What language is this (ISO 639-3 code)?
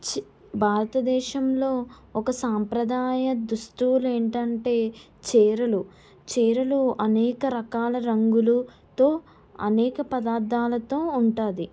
tel